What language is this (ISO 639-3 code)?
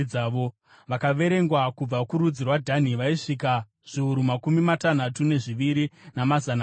sna